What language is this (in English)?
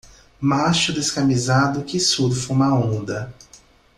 Portuguese